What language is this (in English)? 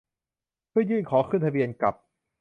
Thai